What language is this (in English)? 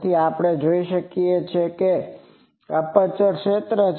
Gujarati